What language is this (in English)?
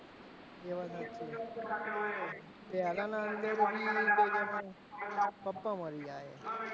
Gujarati